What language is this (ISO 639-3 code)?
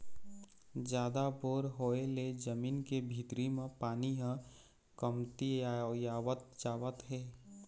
hne